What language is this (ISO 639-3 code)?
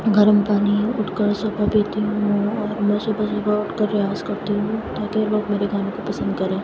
urd